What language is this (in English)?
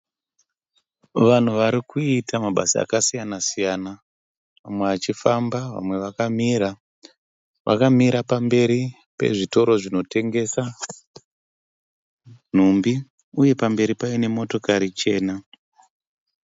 Shona